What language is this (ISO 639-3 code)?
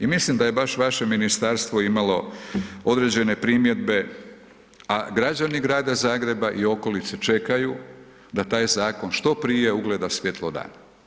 hrv